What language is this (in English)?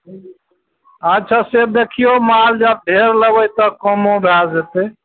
Maithili